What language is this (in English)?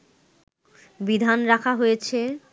Bangla